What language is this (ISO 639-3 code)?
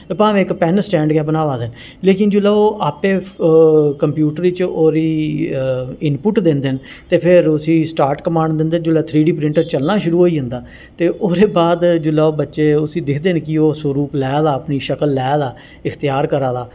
doi